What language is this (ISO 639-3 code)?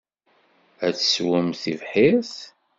kab